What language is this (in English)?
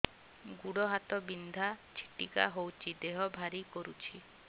Odia